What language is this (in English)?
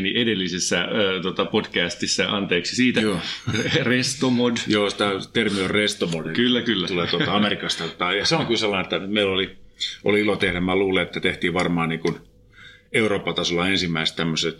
Finnish